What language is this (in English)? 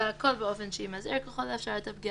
Hebrew